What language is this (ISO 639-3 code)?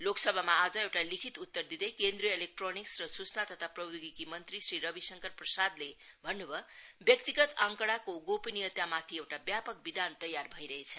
nep